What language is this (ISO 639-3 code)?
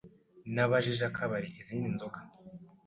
kin